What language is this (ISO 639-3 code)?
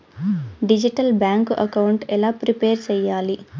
tel